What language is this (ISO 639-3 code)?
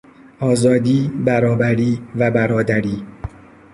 fas